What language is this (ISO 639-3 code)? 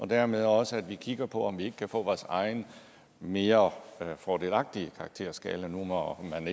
dan